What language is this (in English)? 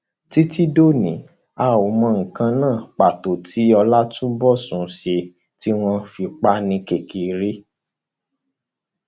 Yoruba